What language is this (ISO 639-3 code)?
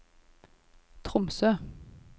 nor